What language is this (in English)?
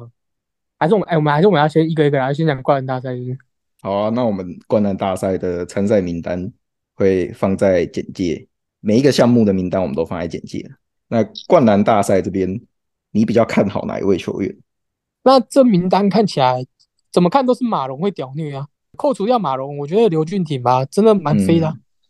Chinese